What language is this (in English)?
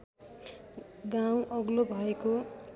Nepali